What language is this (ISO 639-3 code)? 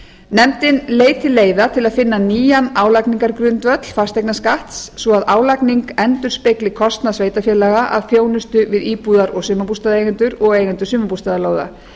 isl